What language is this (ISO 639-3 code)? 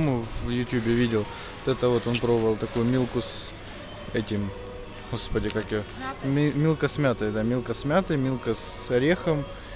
rus